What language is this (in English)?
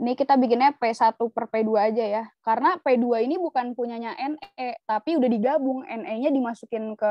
Indonesian